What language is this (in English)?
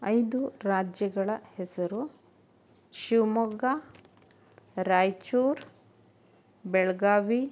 Kannada